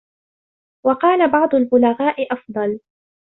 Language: Arabic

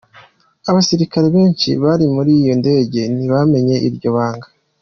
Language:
Kinyarwanda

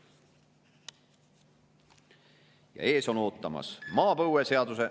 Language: Estonian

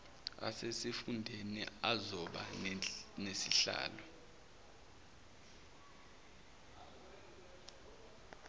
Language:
Zulu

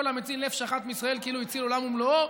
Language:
Hebrew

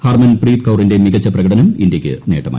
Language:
Malayalam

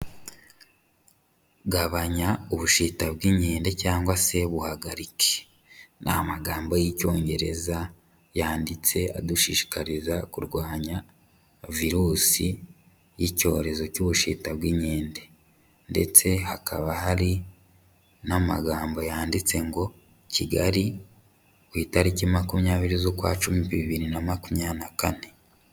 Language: Kinyarwanda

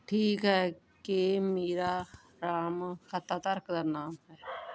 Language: Punjabi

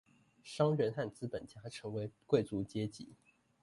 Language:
Chinese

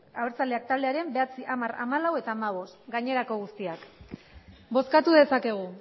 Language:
Basque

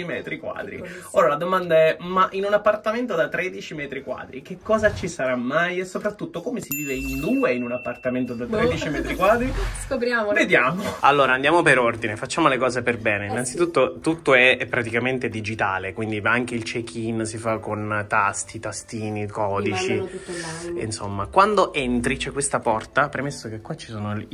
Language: Italian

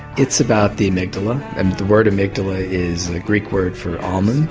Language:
English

